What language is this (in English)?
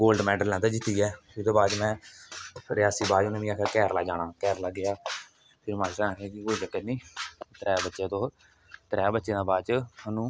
Dogri